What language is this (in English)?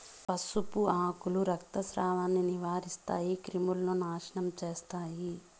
Telugu